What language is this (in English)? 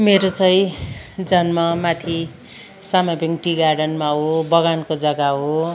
Nepali